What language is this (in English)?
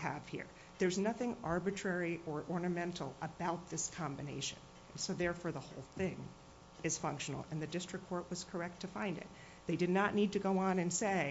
English